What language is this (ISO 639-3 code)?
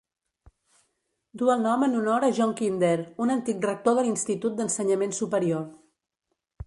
cat